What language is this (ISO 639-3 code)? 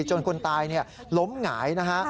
tha